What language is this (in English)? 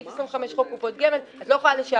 Hebrew